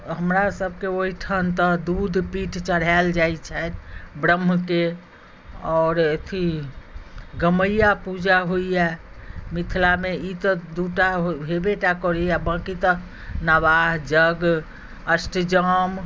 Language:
Maithili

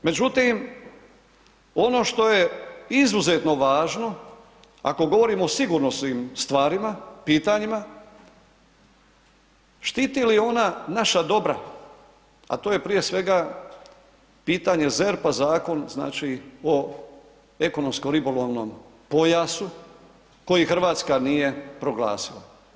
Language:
Croatian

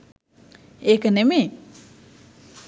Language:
Sinhala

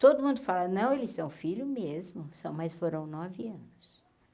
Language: Portuguese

